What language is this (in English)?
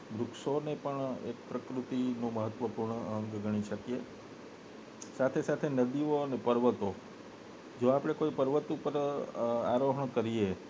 Gujarati